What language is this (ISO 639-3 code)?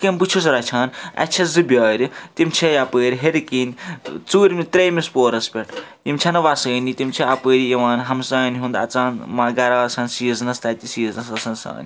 kas